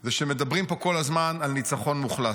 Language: Hebrew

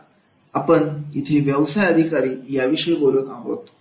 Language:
Marathi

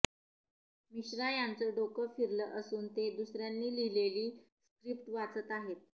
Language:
Marathi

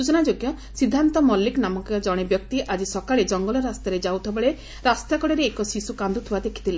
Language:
Odia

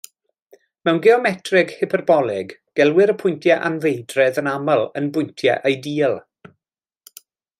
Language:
Welsh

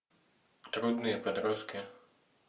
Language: Russian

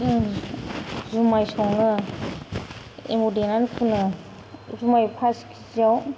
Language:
Bodo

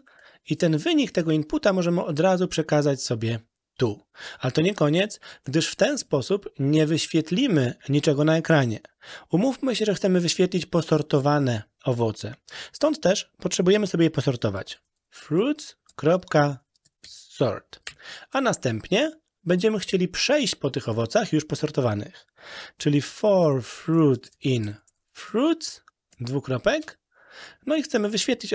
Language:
Polish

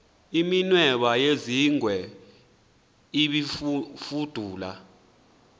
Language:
Xhosa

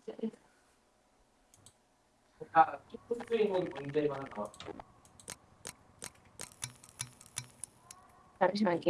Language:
Korean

